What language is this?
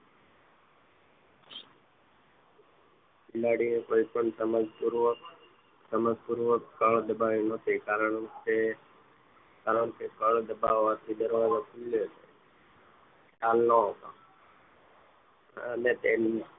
Gujarati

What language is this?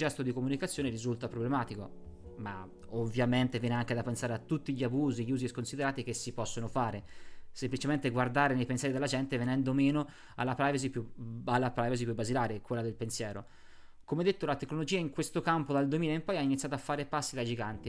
Italian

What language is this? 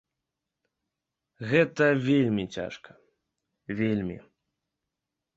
Belarusian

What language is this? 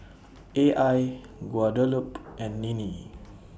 English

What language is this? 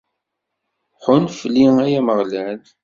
Kabyle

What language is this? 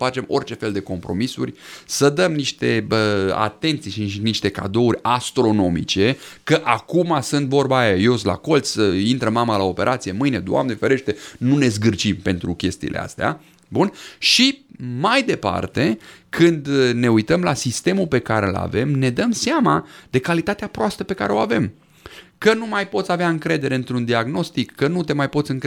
Romanian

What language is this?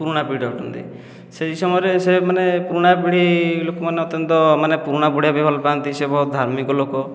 Odia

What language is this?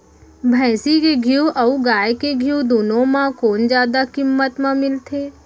Chhattisgarhi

